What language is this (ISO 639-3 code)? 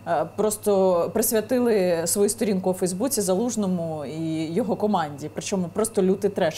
ukr